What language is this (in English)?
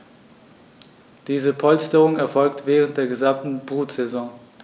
German